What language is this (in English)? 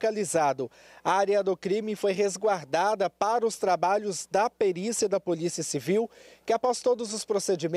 Portuguese